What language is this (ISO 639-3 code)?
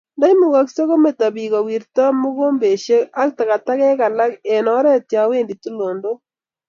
kln